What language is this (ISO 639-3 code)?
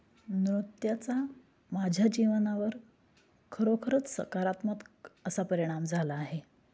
mar